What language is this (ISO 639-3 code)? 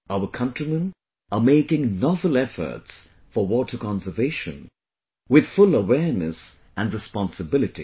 eng